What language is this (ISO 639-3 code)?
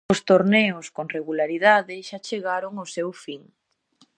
glg